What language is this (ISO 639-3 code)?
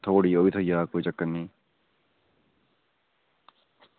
doi